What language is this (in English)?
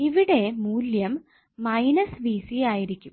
Malayalam